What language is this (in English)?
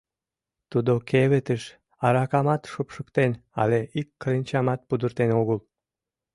Mari